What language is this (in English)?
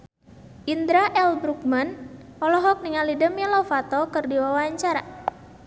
Sundanese